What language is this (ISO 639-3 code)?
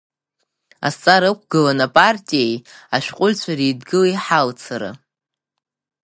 abk